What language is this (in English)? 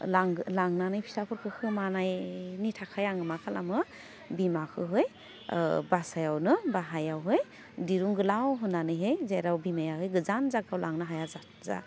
Bodo